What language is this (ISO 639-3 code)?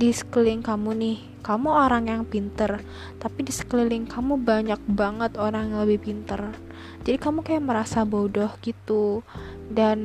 ind